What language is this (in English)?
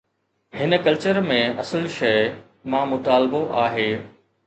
Sindhi